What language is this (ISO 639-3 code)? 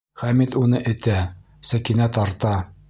bak